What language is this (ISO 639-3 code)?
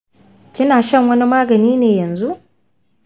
hau